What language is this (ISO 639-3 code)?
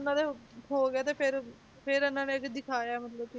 pan